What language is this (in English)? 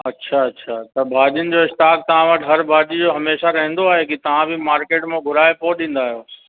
Sindhi